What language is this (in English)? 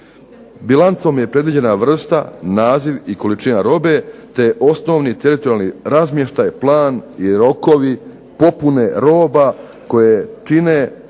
Croatian